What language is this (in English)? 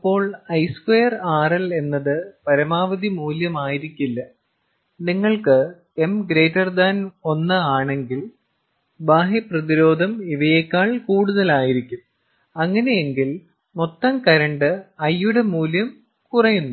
Malayalam